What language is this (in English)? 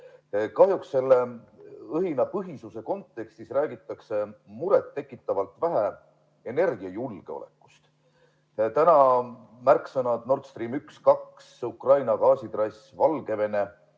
Estonian